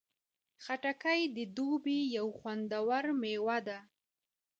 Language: Pashto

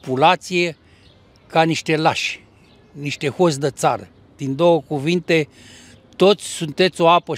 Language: Romanian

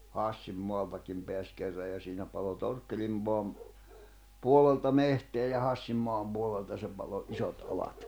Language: Finnish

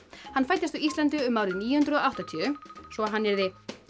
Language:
Icelandic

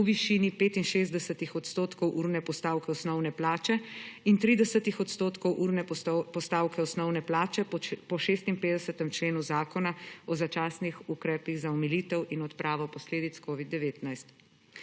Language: Slovenian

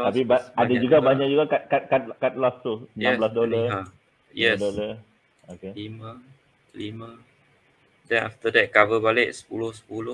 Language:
Malay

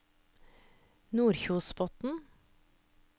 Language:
Norwegian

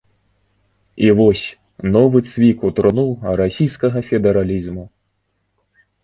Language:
Belarusian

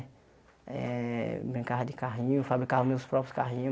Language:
Portuguese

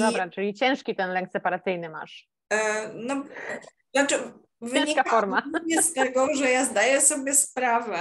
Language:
Polish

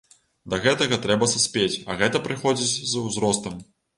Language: Belarusian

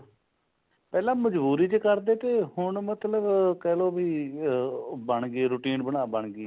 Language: Punjabi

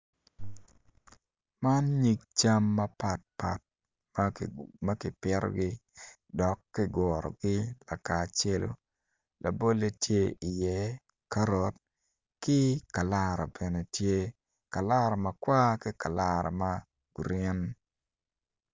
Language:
Acoli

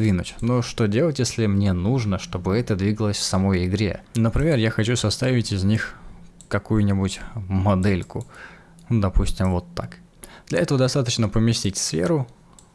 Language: Russian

